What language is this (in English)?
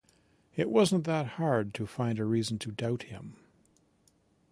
English